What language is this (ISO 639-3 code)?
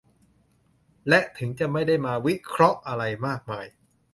tha